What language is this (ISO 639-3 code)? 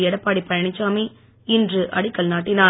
tam